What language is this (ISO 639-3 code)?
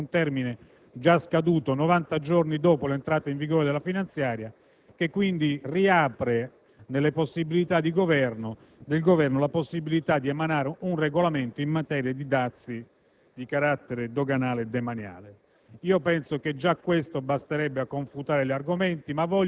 ita